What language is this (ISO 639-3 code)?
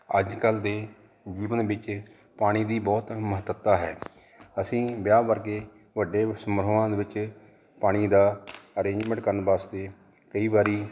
pan